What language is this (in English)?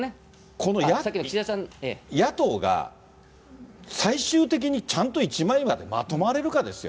Japanese